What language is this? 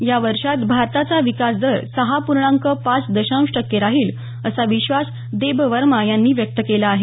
Marathi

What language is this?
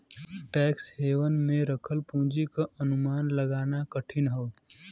Bhojpuri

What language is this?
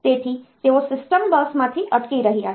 Gujarati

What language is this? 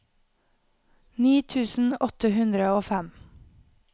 Norwegian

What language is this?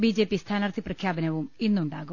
Malayalam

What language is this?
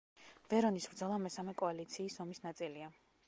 Georgian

